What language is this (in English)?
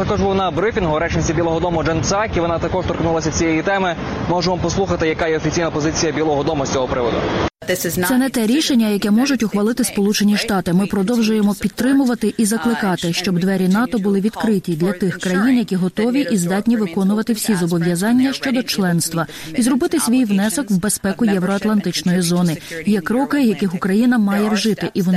Ukrainian